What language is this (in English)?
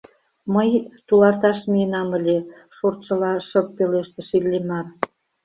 Mari